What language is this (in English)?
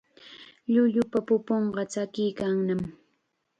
Chiquián Ancash Quechua